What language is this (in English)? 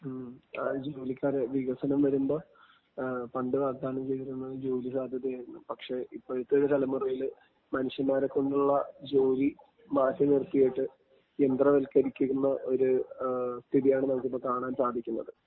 Malayalam